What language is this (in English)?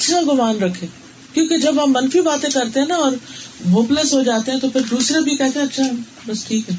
Urdu